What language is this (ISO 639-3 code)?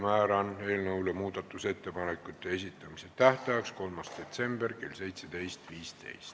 est